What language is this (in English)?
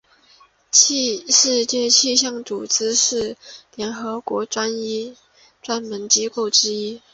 Chinese